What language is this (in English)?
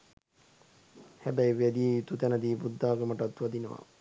Sinhala